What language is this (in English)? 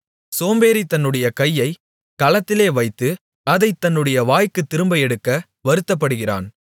Tamil